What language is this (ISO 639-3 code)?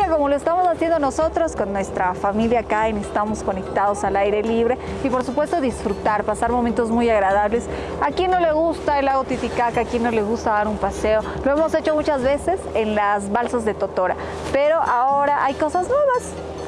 spa